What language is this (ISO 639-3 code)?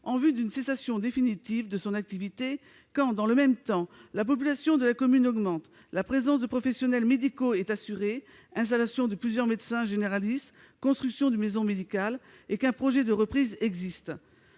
fra